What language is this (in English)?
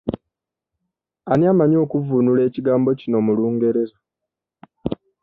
Ganda